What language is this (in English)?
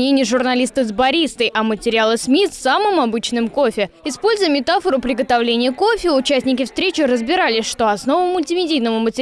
Russian